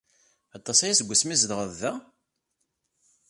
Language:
Kabyle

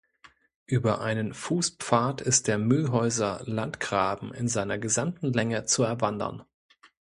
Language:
German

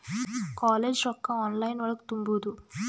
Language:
Kannada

